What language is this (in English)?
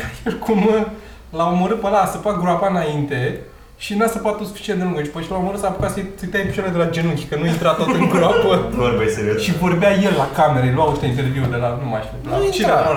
Romanian